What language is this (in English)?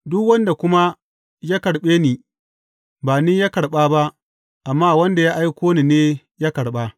Hausa